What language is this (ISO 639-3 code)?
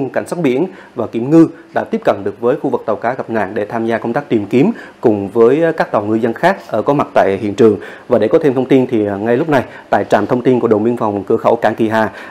vie